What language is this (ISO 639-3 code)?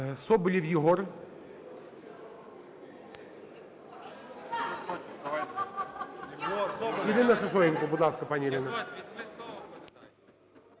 ukr